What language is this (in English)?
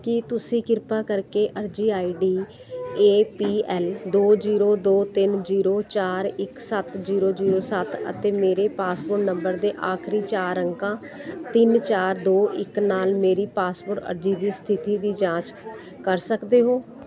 Punjabi